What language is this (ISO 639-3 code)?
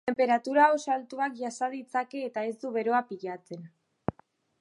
eus